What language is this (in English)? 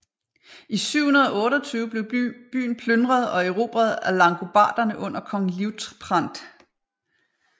Danish